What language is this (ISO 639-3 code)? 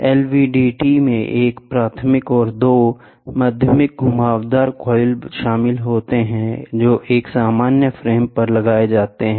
hin